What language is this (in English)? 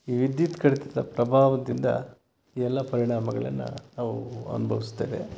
Kannada